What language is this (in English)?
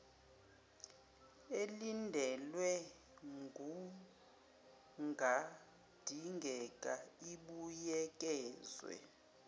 Zulu